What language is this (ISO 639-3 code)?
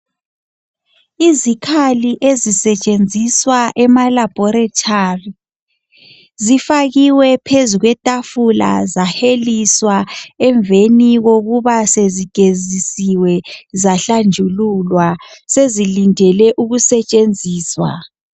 nde